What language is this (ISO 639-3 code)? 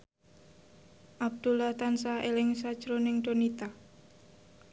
jav